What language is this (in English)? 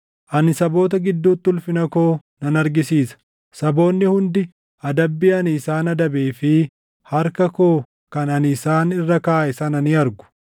Oromo